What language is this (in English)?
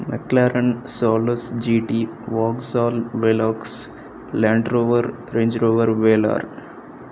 Telugu